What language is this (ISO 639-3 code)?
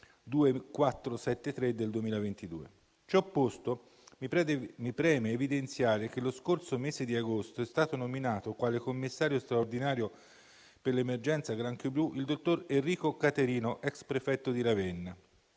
ita